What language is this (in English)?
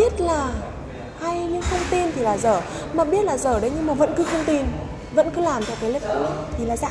Vietnamese